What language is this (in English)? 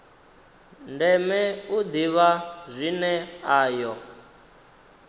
Venda